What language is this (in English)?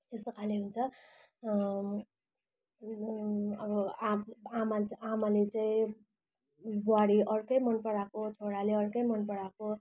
Nepali